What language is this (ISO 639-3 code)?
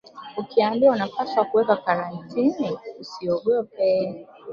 swa